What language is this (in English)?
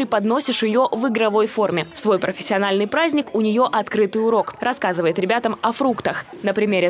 Russian